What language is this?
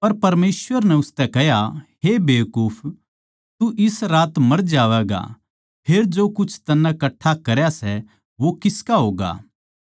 Haryanvi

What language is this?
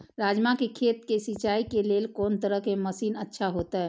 Maithili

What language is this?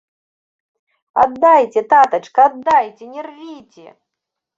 Belarusian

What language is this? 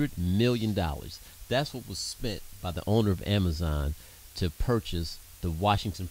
English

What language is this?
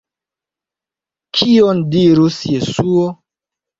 Esperanto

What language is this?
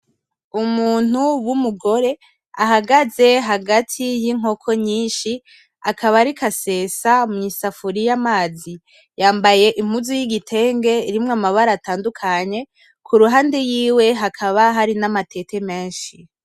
Rundi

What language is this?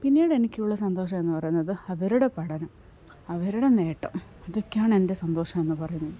Malayalam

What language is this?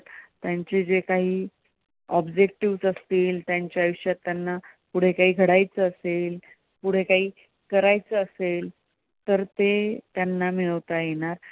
Marathi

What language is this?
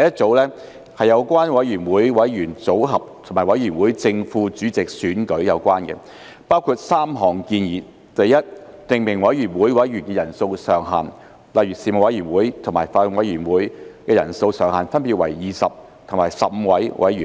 Cantonese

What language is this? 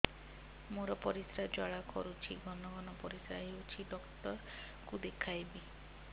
Odia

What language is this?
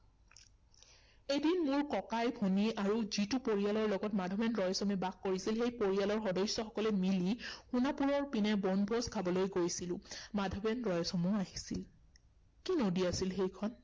Assamese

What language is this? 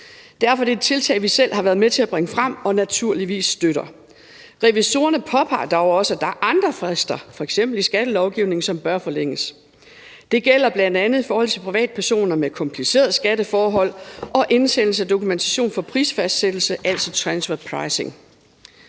Danish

